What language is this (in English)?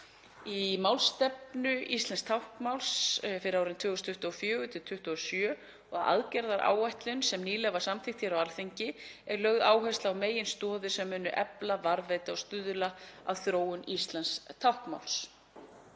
Icelandic